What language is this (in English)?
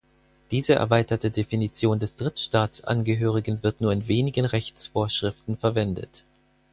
German